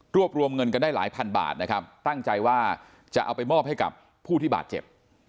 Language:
Thai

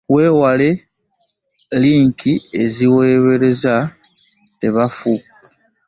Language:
Ganda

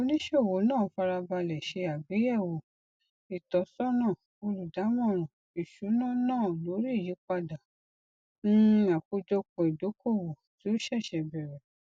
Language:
Yoruba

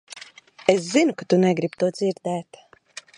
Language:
Latvian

